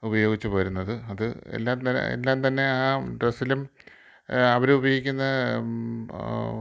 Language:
Malayalam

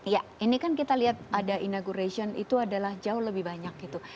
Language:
Indonesian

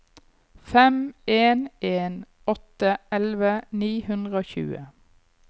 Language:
Norwegian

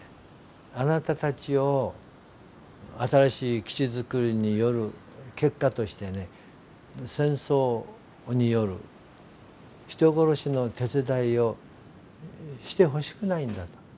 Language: Japanese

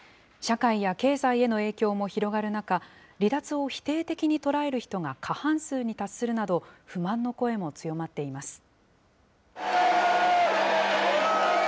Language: Japanese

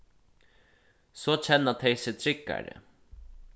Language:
Faroese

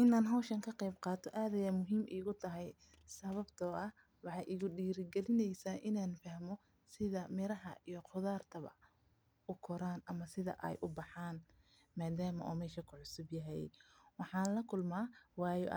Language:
Somali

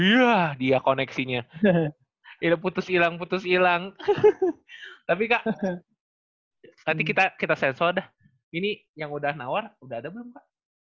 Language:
Indonesian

